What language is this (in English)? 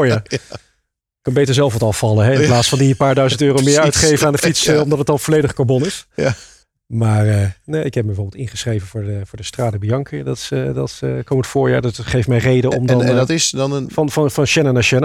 Dutch